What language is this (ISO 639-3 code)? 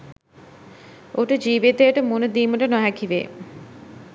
sin